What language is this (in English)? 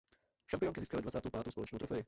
Czech